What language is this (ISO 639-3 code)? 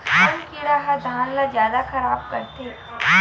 hne